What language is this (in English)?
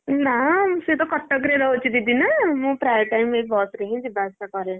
Odia